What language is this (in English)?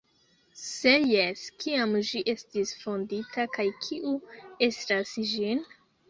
Esperanto